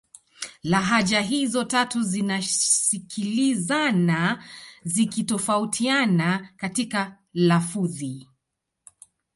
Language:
Swahili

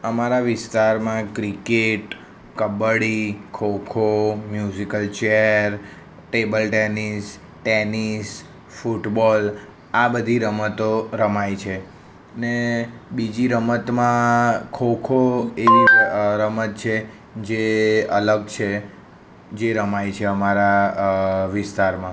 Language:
Gujarati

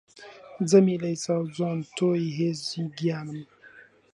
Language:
Central Kurdish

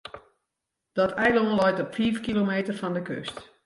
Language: Western Frisian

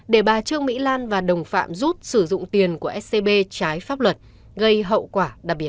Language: Vietnamese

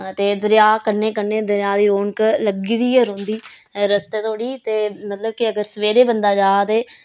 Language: Dogri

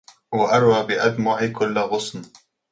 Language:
Arabic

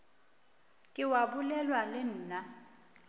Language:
Northern Sotho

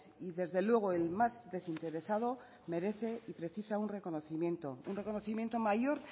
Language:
Spanish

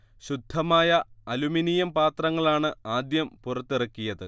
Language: Malayalam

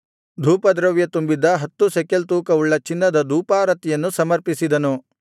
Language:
Kannada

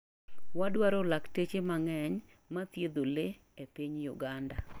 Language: Luo (Kenya and Tanzania)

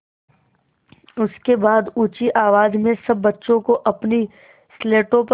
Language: Hindi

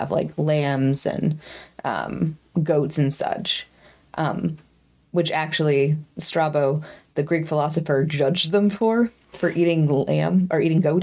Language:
English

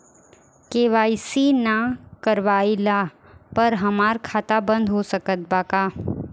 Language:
Bhojpuri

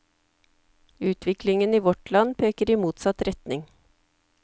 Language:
Norwegian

